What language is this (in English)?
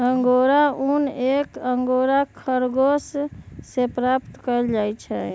Magahi